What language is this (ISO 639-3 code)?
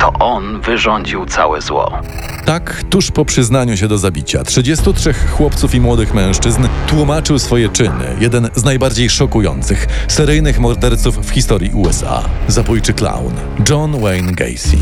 pol